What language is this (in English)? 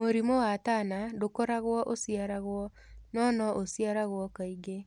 Kikuyu